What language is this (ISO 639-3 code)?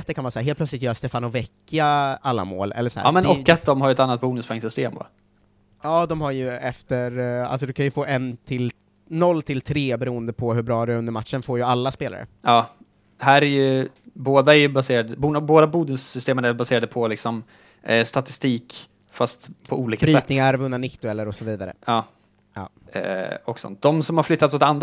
swe